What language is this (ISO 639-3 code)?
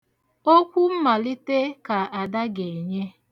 ibo